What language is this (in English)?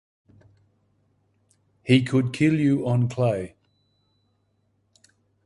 English